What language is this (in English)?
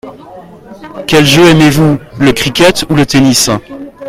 French